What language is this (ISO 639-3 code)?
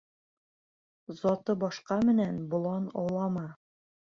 bak